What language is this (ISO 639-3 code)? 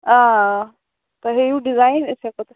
kas